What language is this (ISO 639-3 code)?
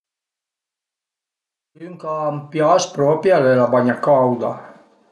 pms